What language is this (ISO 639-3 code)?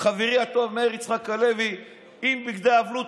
heb